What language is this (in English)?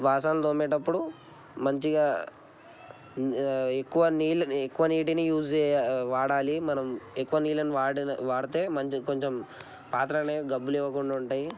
Telugu